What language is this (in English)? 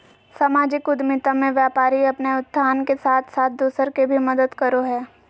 Magahi